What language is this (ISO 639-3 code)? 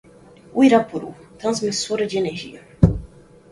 por